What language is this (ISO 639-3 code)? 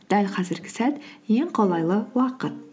kaz